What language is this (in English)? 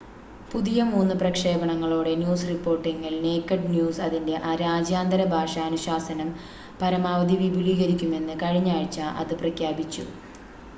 Malayalam